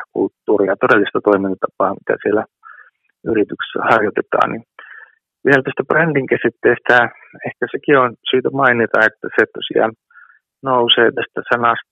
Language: Finnish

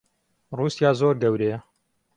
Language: Central Kurdish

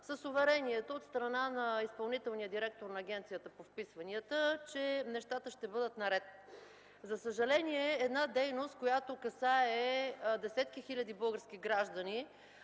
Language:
Bulgarian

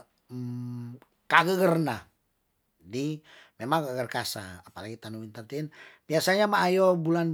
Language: Tondano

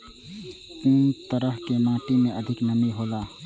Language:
Maithili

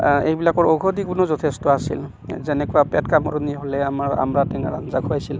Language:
Assamese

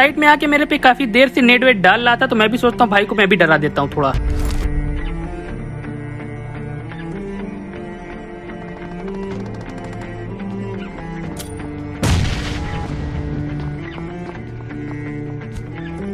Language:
Hindi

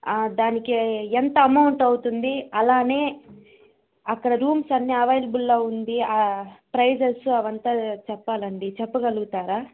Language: Telugu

